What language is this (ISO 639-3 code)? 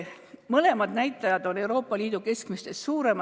est